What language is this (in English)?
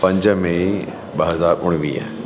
Sindhi